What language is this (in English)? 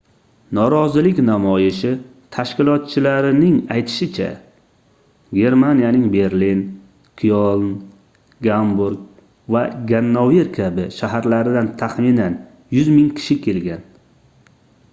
Uzbek